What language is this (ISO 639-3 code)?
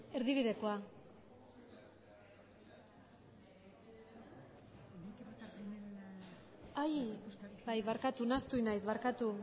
eus